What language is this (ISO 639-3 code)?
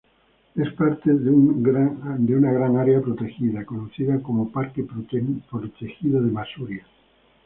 spa